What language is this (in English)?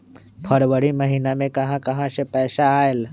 Magahi